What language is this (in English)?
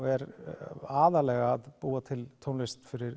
Icelandic